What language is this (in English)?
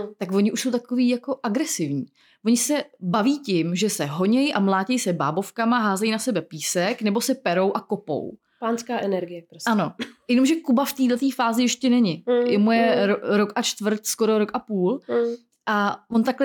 Czech